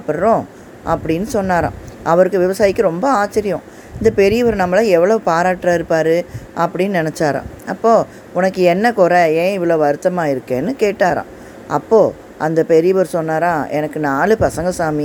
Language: Tamil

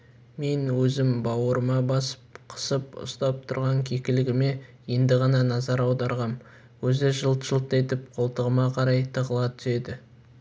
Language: Kazakh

